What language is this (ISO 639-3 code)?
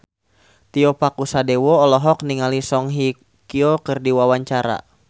sun